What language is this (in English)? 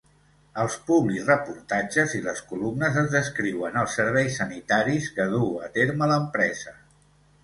Catalan